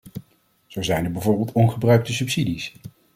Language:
Dutch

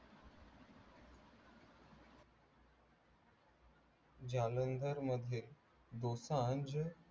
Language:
Marathi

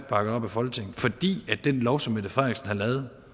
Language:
Danish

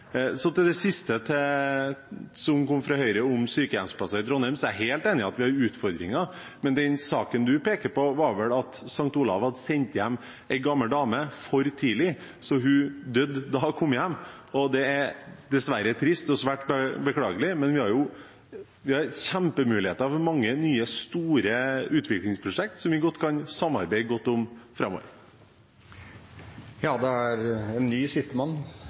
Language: Norwegian Bokmål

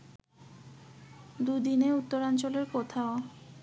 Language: Bangla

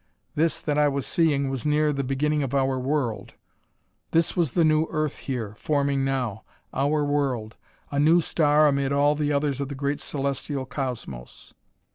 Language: English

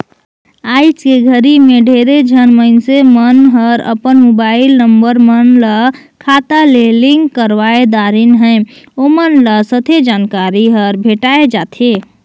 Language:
Chhattisgarhi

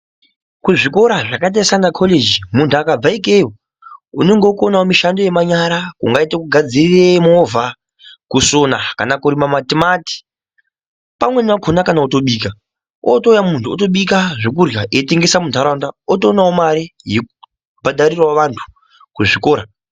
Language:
Ndau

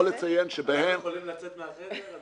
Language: Hebrew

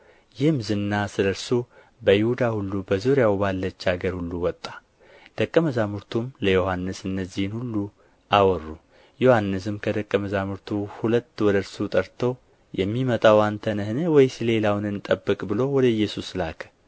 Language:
Amharic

